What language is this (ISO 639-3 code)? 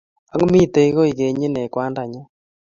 kln